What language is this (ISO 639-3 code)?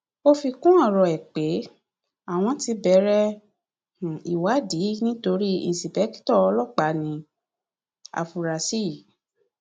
yor